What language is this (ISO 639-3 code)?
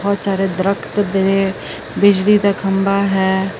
pan